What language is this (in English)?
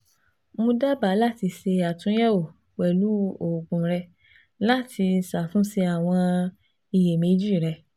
Yoruba